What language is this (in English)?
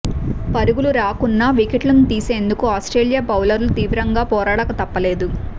Telugu